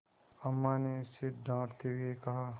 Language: Hindi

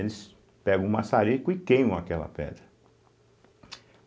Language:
Portuguese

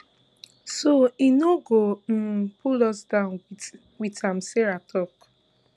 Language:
Nigerian Pidgin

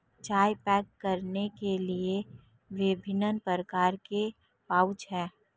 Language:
Hindi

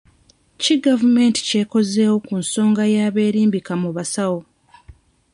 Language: Ganda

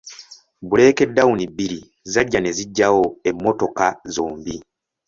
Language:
Ganda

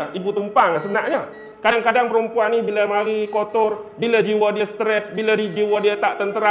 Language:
Malay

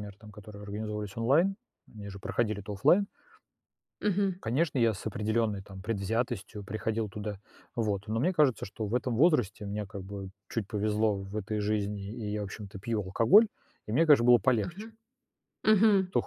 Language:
Russian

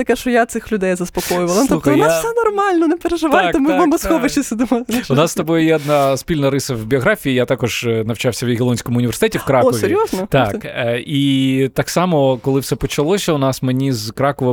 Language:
Ukrainian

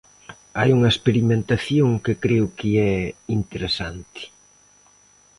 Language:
Galician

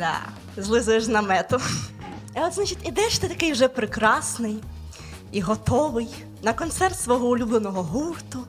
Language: Ukrainian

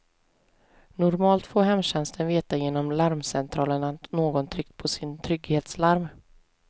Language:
Swedish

